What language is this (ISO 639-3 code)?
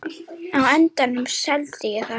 isl